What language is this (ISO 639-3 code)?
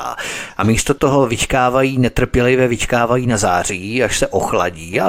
ces